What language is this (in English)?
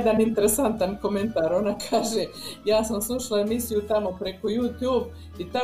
Croatian